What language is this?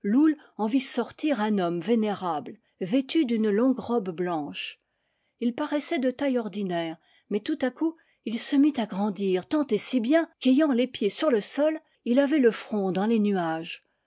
French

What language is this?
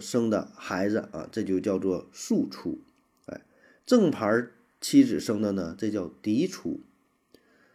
Chinese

